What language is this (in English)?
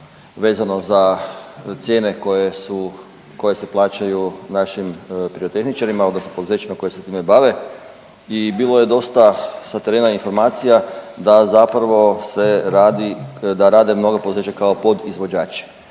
Croatian